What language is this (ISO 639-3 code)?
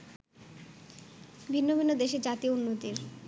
ben